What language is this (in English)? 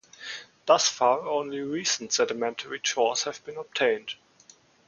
English